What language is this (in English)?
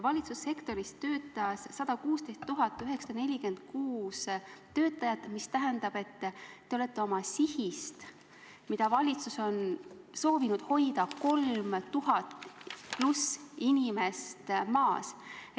Estonian